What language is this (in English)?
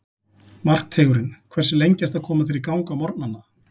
Icelandic